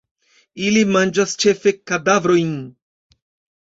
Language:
Esperanto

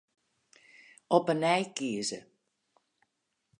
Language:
Western Frisian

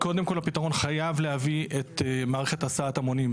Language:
Hebrew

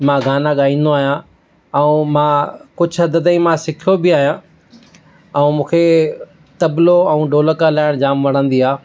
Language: Sindhi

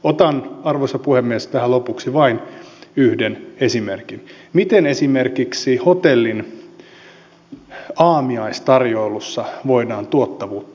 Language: Finnish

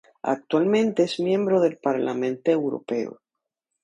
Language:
Spanish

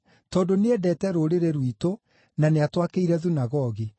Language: Kikuyu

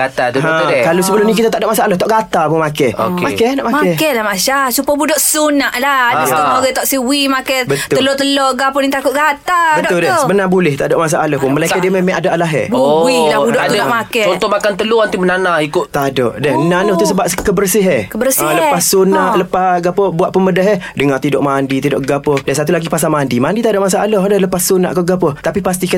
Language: Malay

